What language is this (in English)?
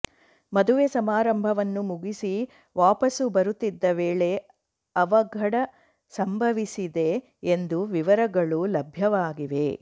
Kannada